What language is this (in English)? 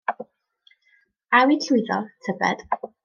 Welsh